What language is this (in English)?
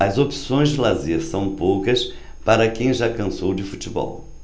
Portuguese